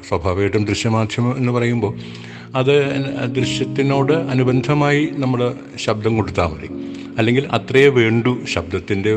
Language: Malayalam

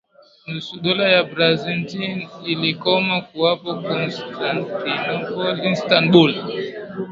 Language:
Swahili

